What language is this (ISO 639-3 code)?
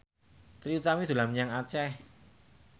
jav